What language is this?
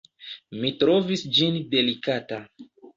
Esperanto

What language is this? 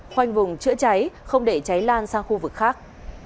Vietnamese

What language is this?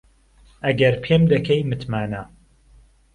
Central Kurdish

